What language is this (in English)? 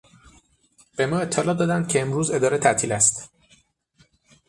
Persian